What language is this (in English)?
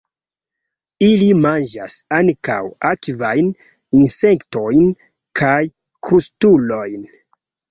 Esperanto